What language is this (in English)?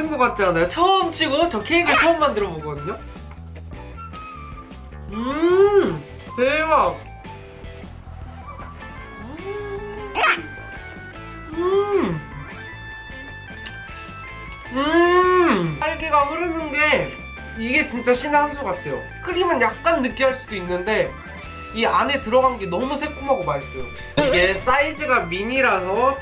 Korean